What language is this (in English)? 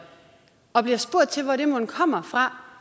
Danish